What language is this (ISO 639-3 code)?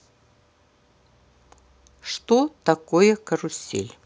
rus